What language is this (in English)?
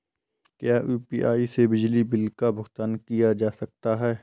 Hindi